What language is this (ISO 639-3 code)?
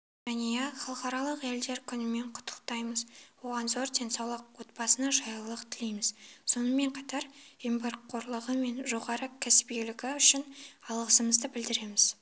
kaz